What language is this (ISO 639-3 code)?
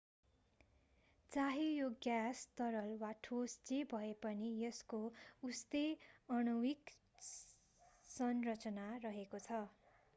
nep